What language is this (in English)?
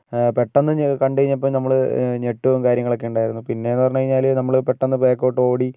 Malayalam